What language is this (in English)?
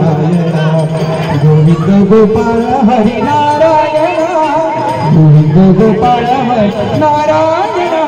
Marathi